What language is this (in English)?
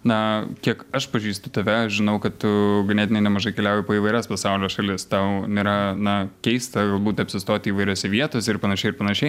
Lithuanian